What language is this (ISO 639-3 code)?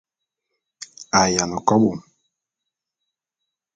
bum